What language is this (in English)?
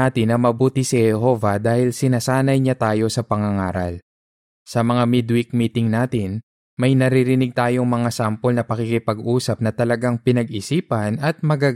Filipino